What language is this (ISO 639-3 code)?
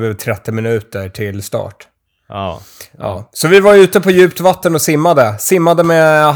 swe